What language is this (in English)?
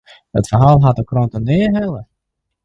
Western Frisian